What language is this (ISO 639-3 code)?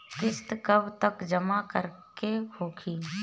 bho